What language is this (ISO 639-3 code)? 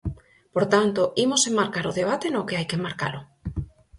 glg